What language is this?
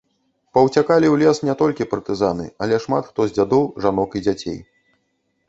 Belarusian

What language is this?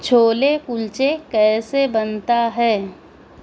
Urdu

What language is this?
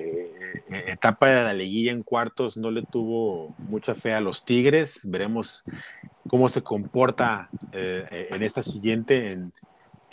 Spanish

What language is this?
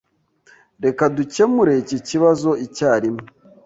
Kinyarwanda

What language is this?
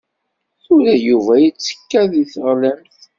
Kabyle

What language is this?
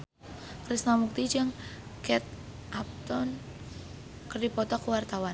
Sundanese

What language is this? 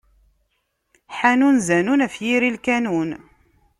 Kabyle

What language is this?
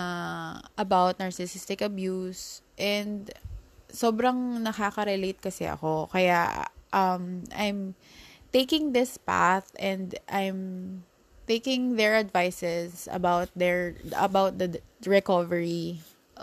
Filipino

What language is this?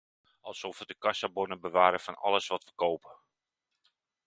Dutch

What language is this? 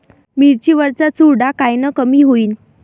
Marathi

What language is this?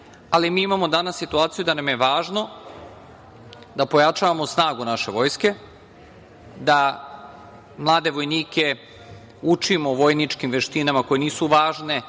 Serbian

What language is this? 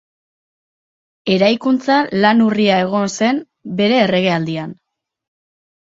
Basque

